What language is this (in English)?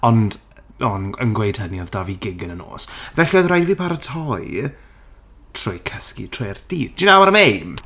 Welsh